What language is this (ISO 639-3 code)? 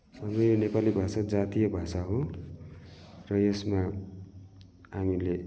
nep